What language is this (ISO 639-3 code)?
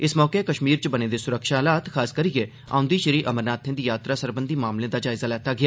doi